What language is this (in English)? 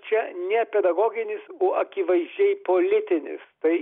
Lithuanian